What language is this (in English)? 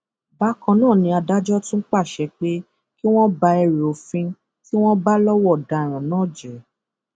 Yoruba